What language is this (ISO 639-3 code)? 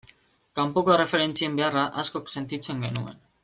eus